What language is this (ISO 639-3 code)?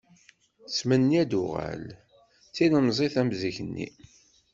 kab